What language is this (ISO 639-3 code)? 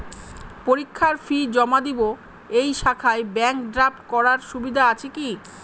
ben